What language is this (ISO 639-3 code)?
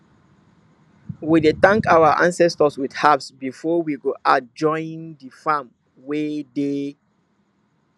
pcm